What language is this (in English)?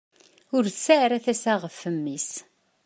Kabyle